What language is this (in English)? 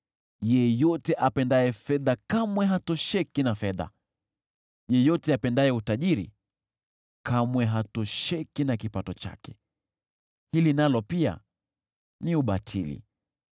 Swahili